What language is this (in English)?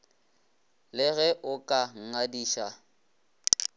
Northern Sotho